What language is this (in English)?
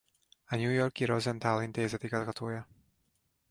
Hungarian